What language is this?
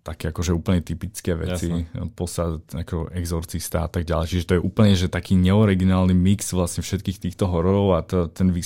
Slovak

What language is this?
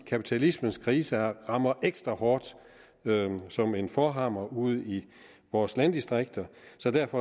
Danish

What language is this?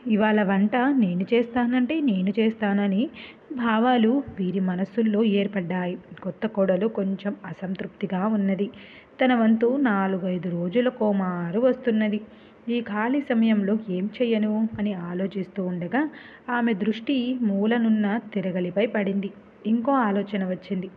Telugu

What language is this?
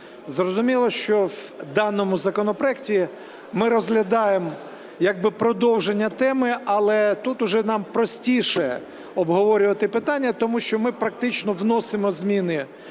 Ukrainian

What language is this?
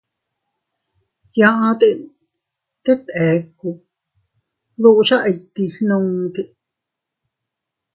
Teutila Cuicatec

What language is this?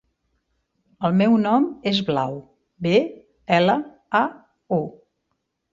Catalan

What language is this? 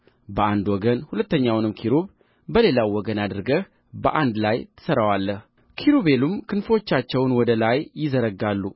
Amharic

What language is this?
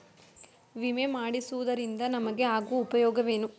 Kannada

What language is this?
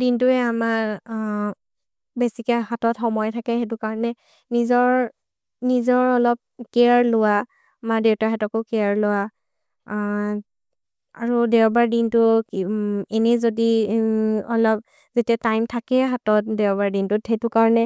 Maria (India)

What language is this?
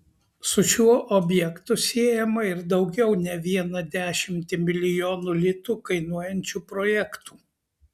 Lithuanian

